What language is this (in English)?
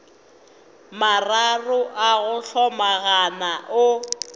Northern Sotho